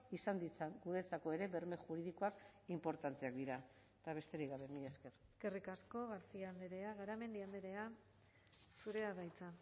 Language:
Basque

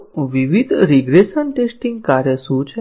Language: Gujarati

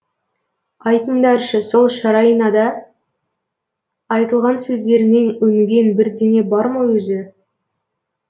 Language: Kazakh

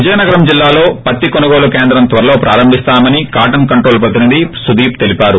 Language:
Telugu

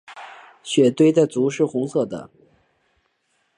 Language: Chinese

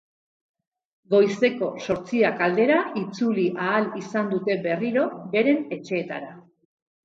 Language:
Basque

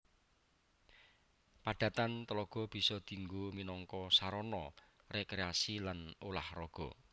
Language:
Javanese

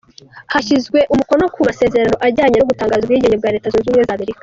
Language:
Kinyarwanda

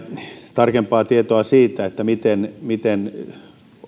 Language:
Finnish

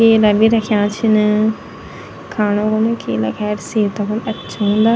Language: Garhwali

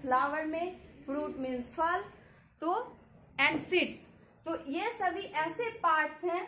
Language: Hindi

